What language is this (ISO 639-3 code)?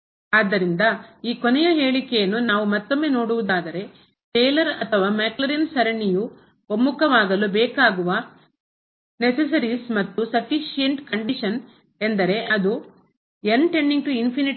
kan